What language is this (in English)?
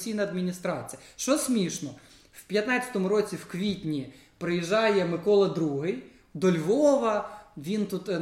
Ukrainian